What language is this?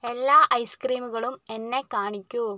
Malayalam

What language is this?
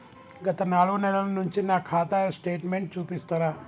Telugu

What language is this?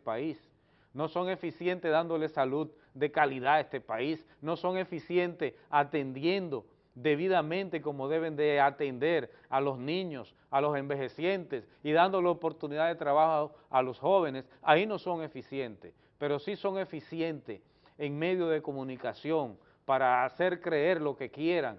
Spanish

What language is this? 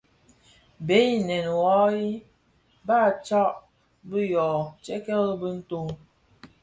Bafia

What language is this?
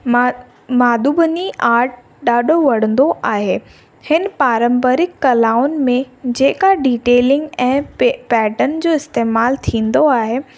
Sindhi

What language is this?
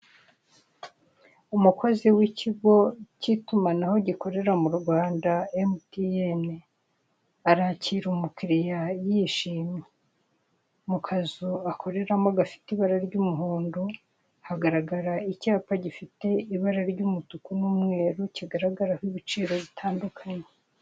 Kinyarwanda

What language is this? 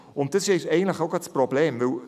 Swiss German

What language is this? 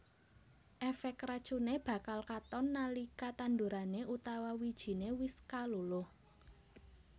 Javanese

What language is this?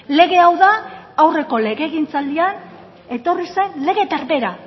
Basque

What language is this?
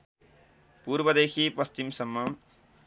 Nepali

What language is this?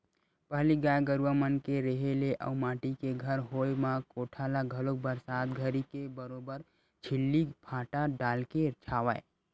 Chhattisgarhi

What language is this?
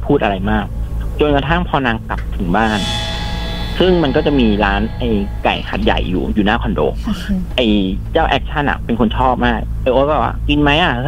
Thai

